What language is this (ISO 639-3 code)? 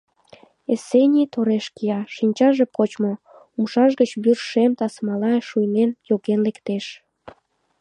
chm